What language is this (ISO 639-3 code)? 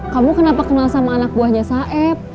ind